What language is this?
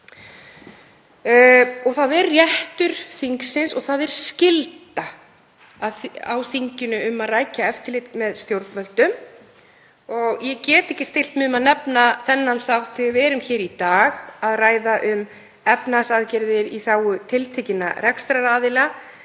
Icelandic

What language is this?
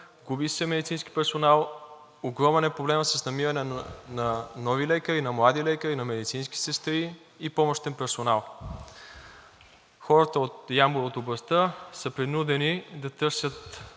Bulgarian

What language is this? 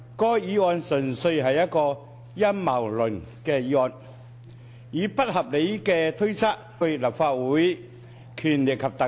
Cantonese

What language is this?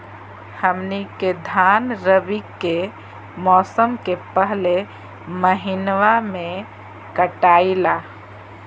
Magahi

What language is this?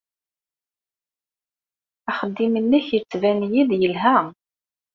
Kabyle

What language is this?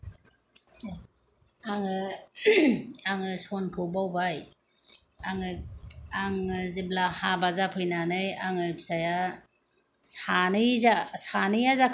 Bodo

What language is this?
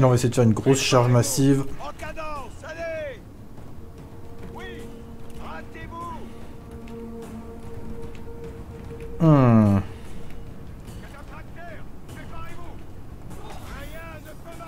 French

